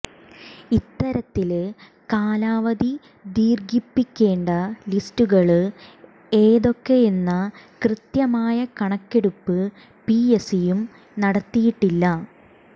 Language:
Malayalam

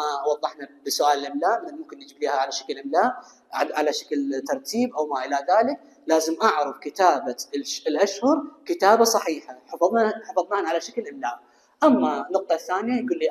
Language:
Arabic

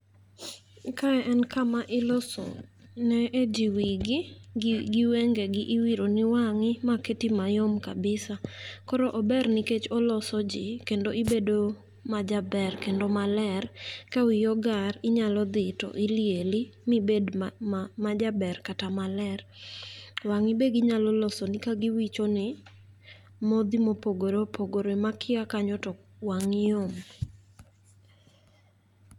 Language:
Luo (Kenya and Tanzania)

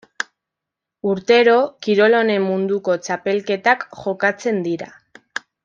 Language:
Basque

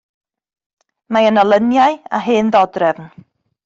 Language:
Welsh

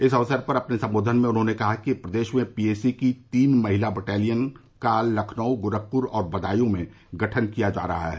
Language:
Hindi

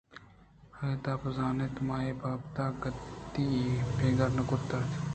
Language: Eastern Balochi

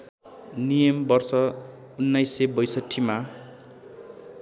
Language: Nepali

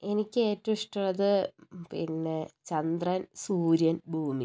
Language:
Malayalam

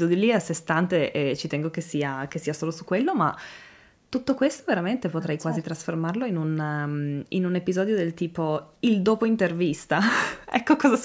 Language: Italian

